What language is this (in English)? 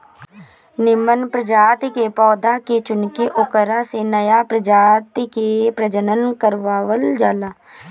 Bhojpuri